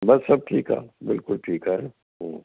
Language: Sindhi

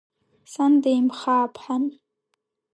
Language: Abkhazian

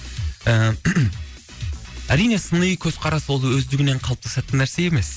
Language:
Kazakh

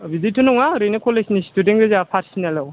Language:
Bodo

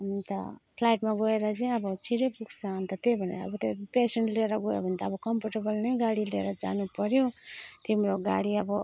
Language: Nepali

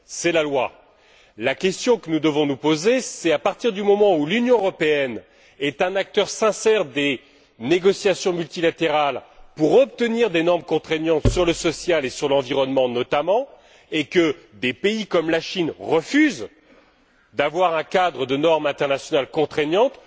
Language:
French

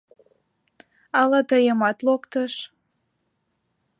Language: Mari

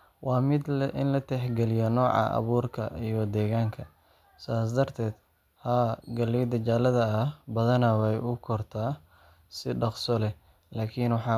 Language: Somali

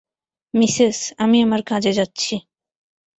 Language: Bangla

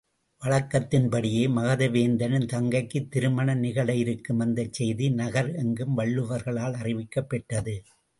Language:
Tamil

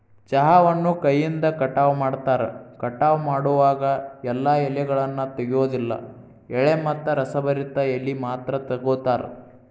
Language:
Kannada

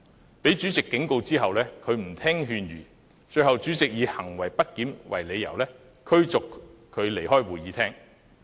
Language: Cantonese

